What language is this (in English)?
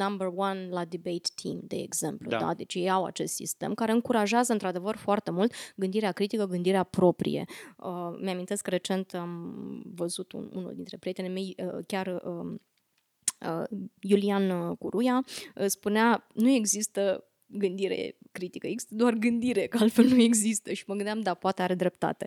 Romanian